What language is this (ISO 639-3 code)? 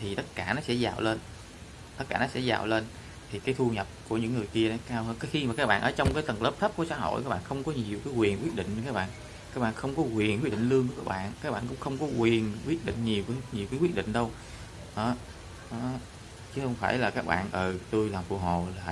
vie